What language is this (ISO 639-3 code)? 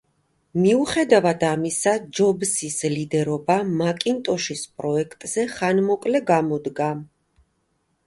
kat